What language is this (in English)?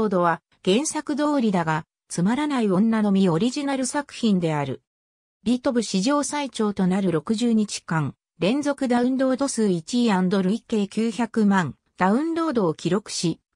Japanese